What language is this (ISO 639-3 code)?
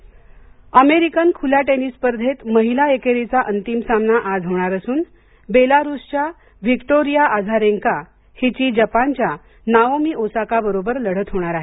mar